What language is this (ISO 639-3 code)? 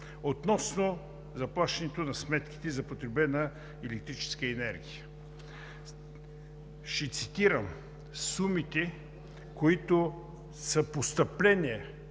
bul